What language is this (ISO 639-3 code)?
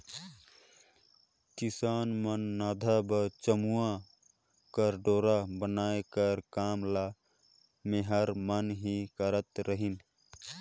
hne